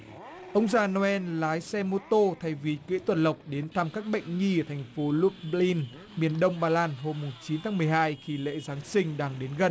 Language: Vietnamese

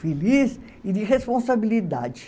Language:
Portuguese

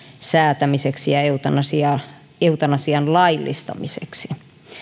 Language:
Finnish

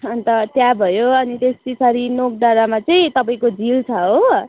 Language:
Nepali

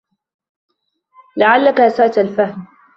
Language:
Arabic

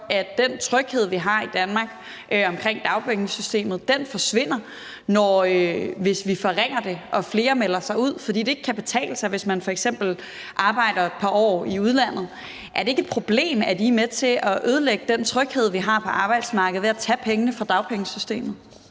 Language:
Danish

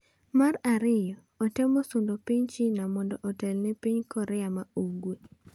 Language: Luo (Kenya and Tanzania)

